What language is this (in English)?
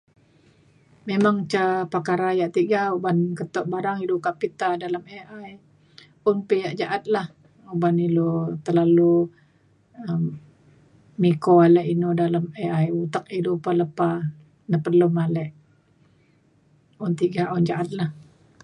Mainstream Kenyah